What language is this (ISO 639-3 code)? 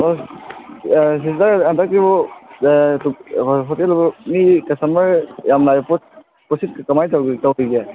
mni